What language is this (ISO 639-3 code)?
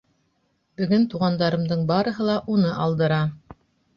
bak